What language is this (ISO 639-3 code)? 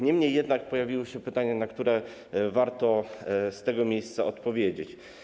pol